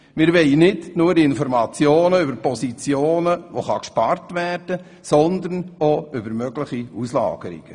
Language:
Swiss German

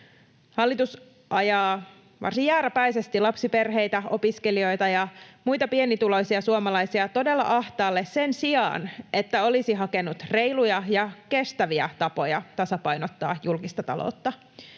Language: Finnish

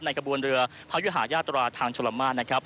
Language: Thai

